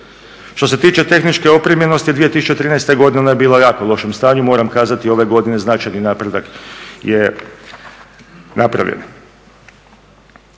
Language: Croatian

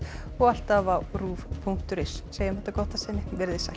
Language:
Icelandic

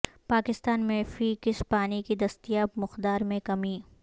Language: Urdu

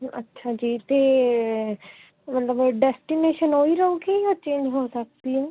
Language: Punjabi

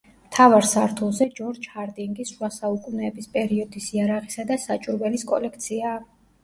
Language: Georgian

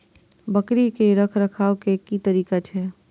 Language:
Maithili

